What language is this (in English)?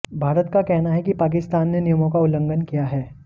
Hindi